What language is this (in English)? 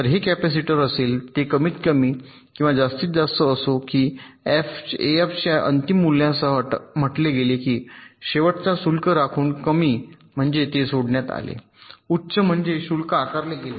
Marathi